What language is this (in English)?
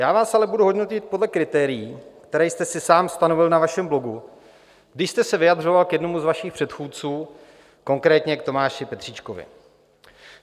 Czech